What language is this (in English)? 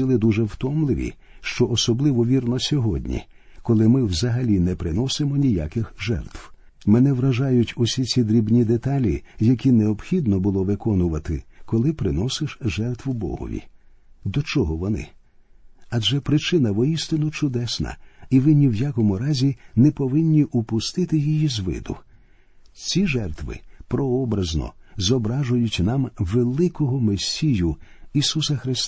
Ukrainian